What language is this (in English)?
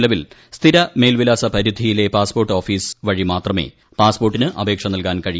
Malayalam